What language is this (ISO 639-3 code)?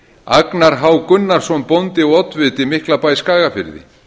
isl